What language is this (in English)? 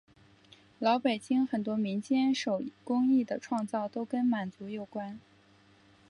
Chinese